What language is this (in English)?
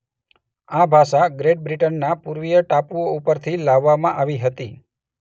Gujarati